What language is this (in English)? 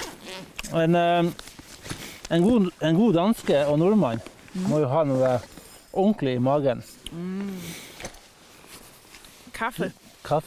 Danish